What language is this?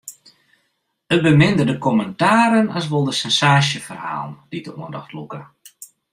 Western Frisian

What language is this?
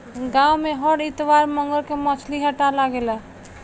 Bhojpuri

